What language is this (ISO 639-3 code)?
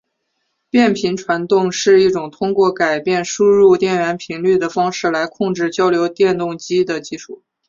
zho